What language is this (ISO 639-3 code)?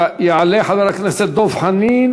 heb